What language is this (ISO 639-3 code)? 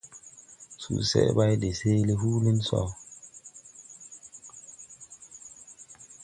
tui